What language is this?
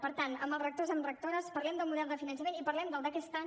Catalan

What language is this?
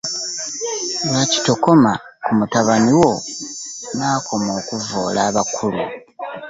Ganda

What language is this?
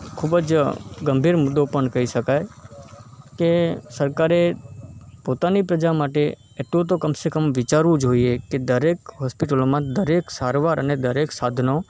Gujarati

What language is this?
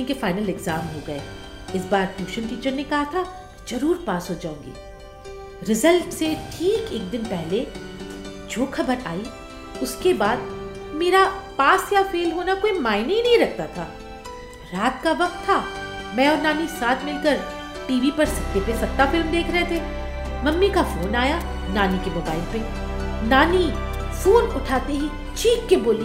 Hindi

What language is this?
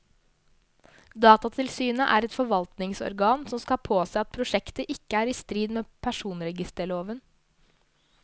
Norwegian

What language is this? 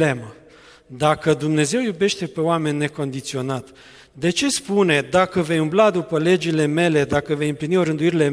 Romanian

